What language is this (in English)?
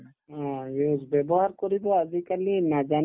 Assamese